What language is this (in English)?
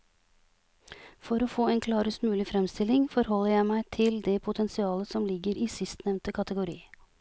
Norwegian